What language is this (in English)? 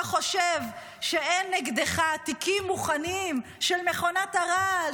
Hebrew